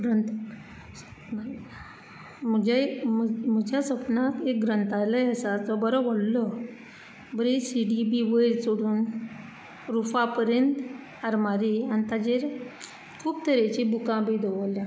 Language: Konkani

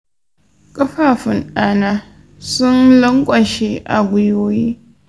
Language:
Hausa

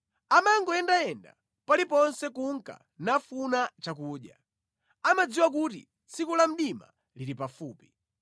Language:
Nyanja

